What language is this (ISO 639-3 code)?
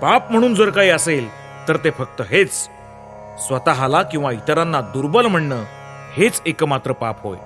mar